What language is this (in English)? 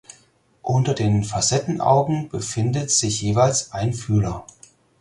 German